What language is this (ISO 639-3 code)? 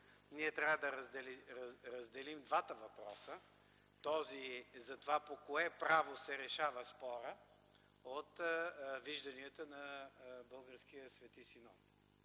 bul